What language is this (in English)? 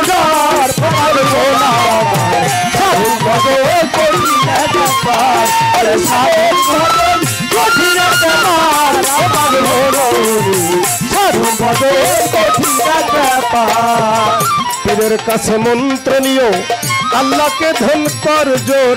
Hindi